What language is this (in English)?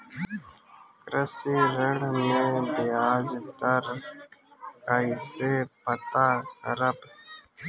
Bhojpuri